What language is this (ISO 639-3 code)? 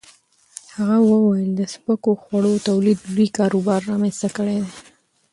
pus